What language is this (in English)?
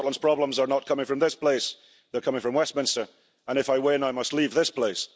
English